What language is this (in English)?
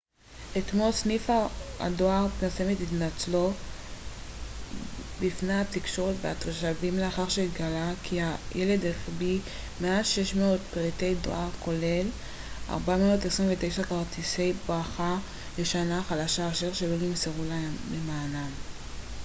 Hebrew